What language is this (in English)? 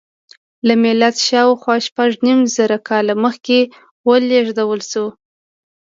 Pashto